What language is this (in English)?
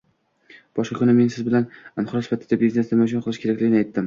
Uzbek